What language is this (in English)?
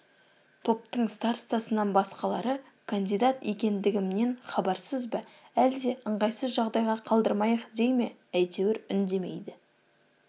Kazakh